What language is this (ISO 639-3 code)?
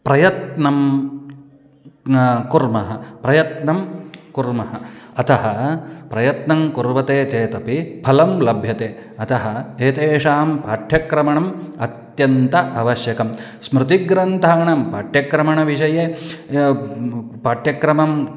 san